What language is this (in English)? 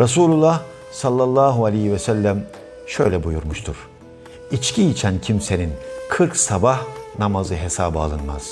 Turkish